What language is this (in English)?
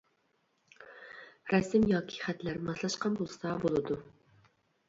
Uyghur